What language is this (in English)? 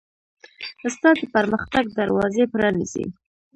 Pashto